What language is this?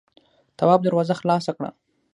Pashto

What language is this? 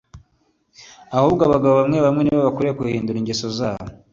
Kinyarwanda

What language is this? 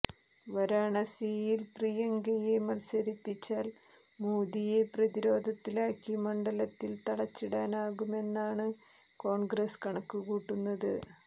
Malayalam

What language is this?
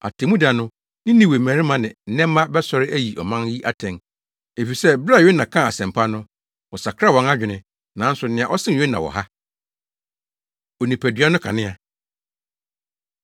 Akan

